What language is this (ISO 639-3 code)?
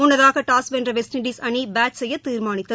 tam